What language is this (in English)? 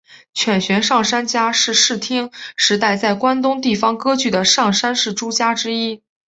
Chinese